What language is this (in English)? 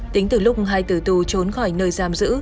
Vietnamese